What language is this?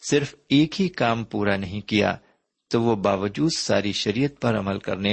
Urdu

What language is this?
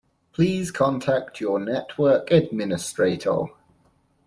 English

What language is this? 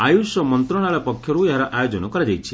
Odia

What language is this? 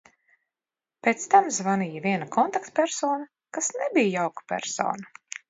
Latvian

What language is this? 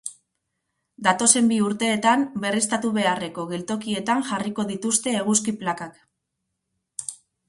Basque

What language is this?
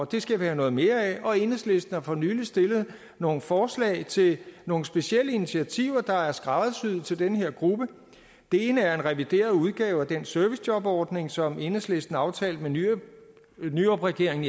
Danish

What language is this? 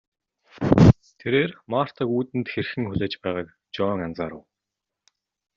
Mongolian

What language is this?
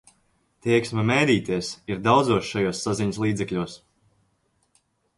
Latvian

